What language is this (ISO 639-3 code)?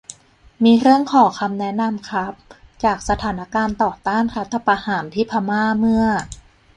tha